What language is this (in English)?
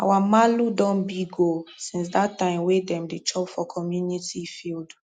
Nigerian Pidgin